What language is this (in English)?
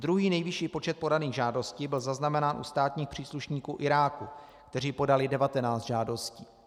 Czech